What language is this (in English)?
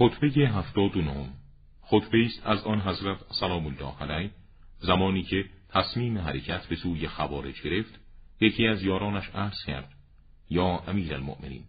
Persian